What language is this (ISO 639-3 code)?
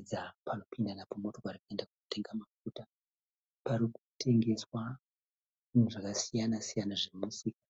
sna